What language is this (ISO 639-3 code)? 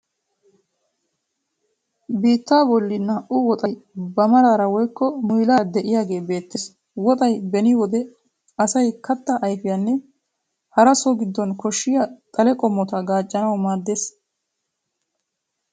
wal